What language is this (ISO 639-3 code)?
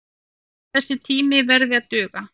isl